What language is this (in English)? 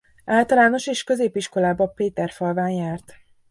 Hungarian